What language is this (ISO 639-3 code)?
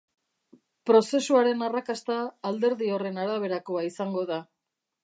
eus